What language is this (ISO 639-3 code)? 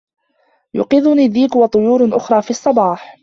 ara